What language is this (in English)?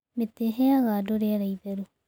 Kikuyu